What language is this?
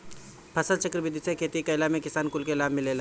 Bhojpuri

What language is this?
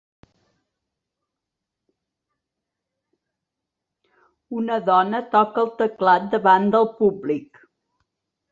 Catalan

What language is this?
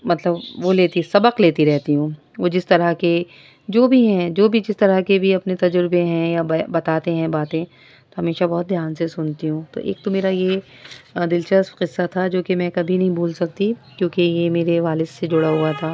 Urdu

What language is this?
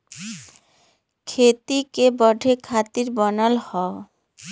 Bhojpuri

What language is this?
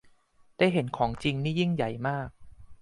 Thai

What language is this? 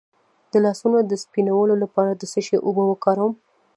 Pashto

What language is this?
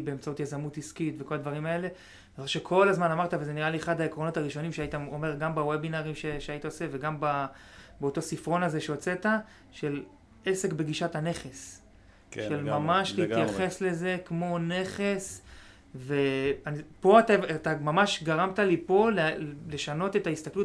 Hebrew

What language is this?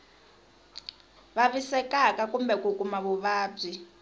Tsonga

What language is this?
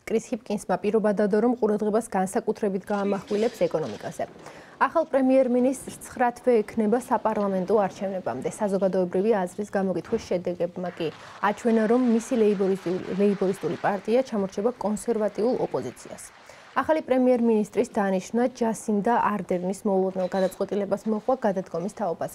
Romanian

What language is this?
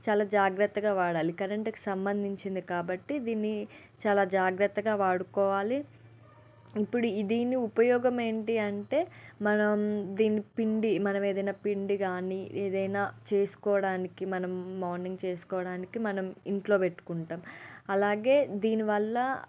Telugu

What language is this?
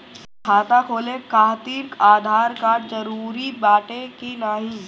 Bhojpuri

